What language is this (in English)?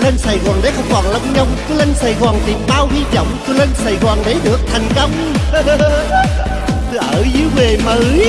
Vietnamese